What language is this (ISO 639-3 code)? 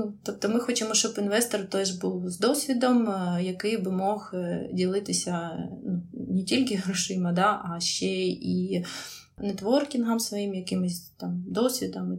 ukr